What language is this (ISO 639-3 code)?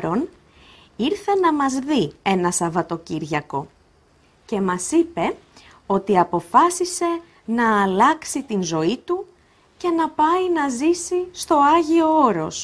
ell